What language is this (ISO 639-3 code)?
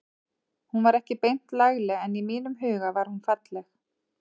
isl